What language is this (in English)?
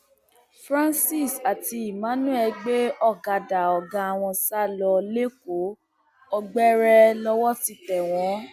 Yoruba